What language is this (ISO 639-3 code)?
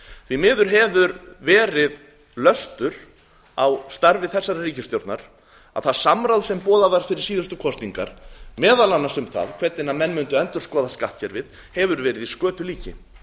isl